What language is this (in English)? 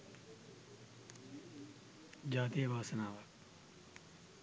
Sinhala